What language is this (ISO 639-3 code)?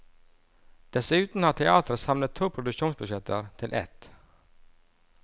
nor